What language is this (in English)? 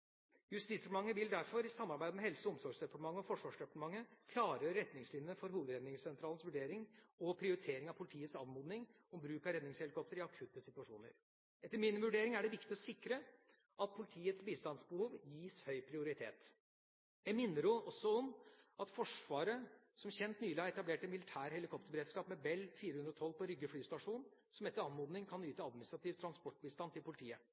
Norwegian Bokmål